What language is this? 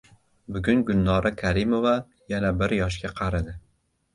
Uzbek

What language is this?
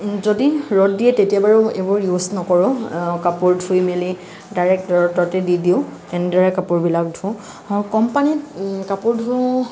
Assamese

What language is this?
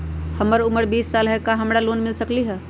Magahi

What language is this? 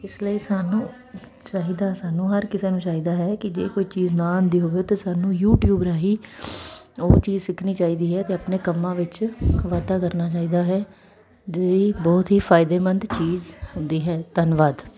Punjabi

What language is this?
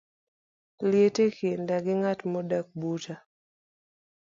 Luo (Kenya and Tanzania)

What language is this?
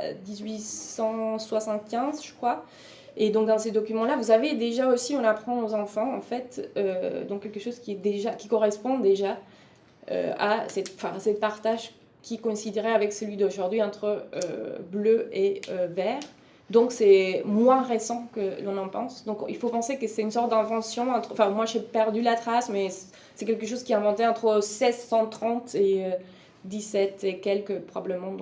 French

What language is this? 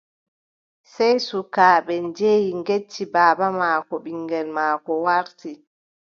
Adamawa Fulfulde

